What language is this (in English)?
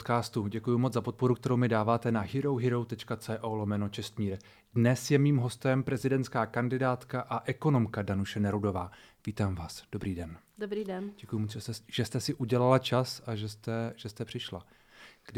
Czech